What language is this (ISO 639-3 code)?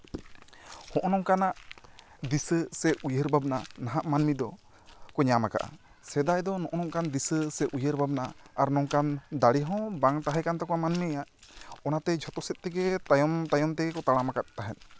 sat